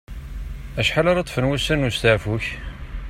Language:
Kabyle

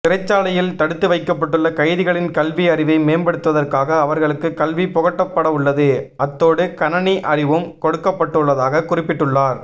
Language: Tamil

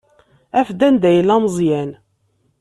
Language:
Kabyle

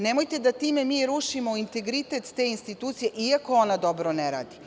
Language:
Serbian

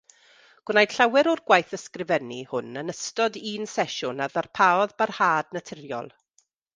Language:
Welsh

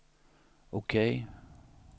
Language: Swedish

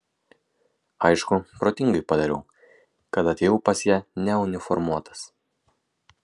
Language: Lithuanian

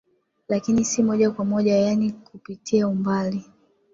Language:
Swahili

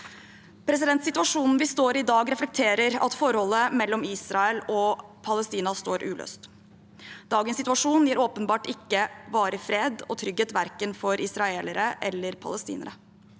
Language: Norwegian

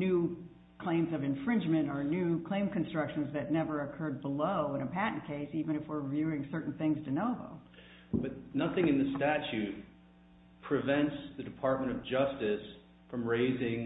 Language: English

